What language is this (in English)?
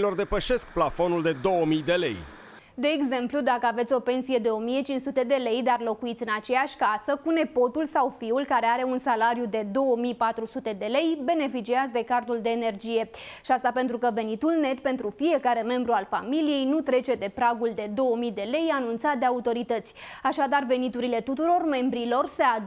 Romanian